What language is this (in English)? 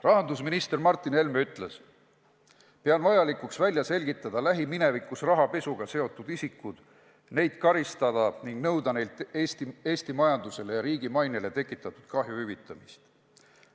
Estonian